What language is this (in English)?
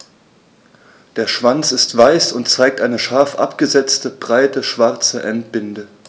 German